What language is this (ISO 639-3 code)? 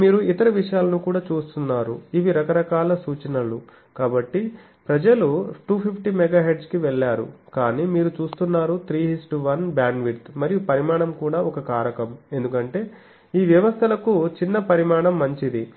tel